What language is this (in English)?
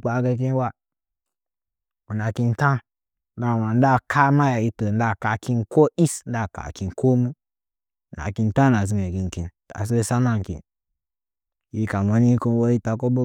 Nzanyi